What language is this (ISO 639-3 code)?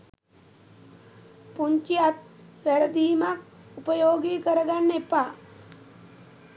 sin